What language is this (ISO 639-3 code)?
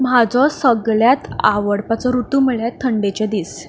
kok